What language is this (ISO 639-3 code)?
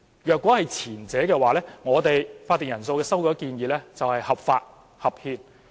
yue